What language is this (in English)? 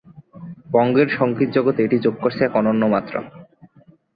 Bangla